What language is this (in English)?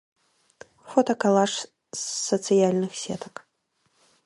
Belarusian